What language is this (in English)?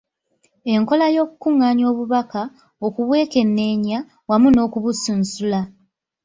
Ganda